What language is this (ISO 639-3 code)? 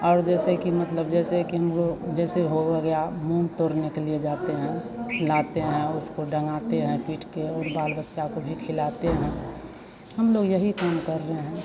hin